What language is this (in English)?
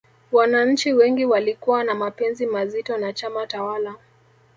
Swahili